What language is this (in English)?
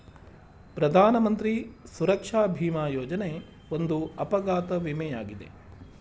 Kannada